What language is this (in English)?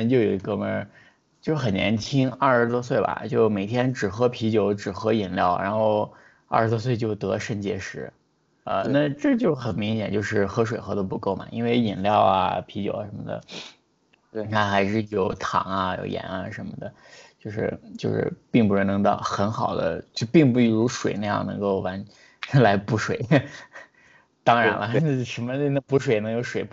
Chinese